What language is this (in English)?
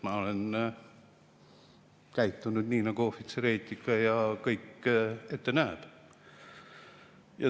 Estonian